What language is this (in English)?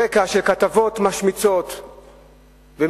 Hebrew